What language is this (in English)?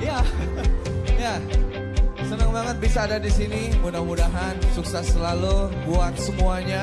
Indonesian